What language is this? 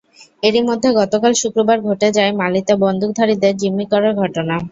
Bangla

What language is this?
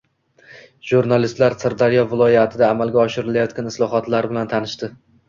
Uzbek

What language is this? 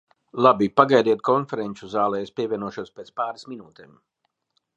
Latvian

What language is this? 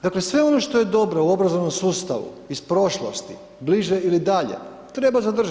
Croatian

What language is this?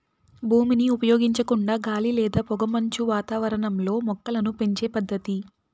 Telugu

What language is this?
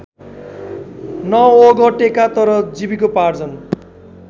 Nepali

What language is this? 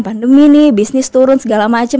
Indonesian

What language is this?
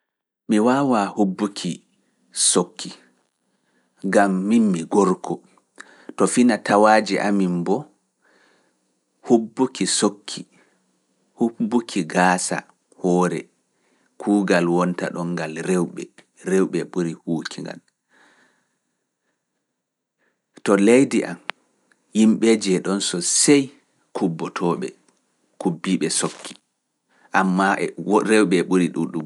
Fula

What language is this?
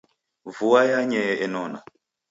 Taita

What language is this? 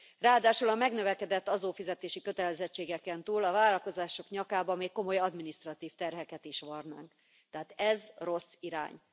Hungarian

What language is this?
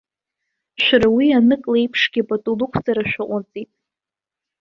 Abkhazian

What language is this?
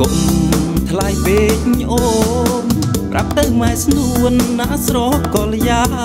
Thai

